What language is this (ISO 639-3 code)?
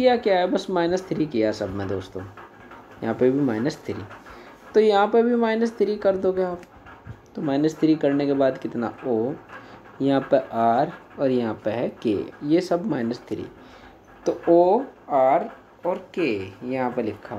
hin